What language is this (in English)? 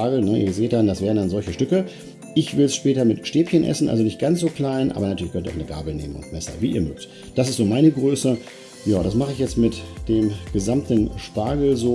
German